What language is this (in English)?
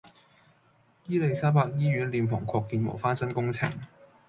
Cantonese